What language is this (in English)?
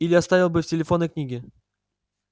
Russian